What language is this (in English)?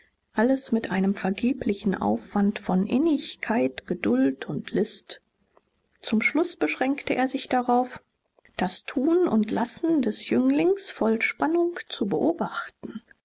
German